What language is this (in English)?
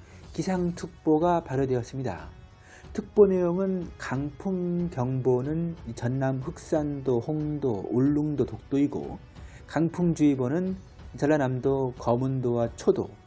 Korean